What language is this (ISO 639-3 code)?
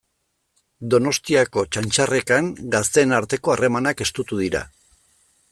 eus